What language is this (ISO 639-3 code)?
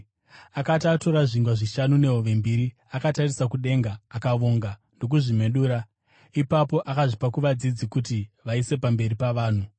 sna